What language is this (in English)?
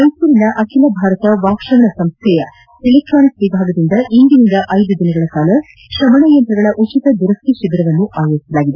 Kannada